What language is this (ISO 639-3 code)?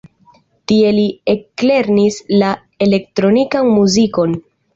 epo